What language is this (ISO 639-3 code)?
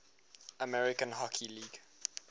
eng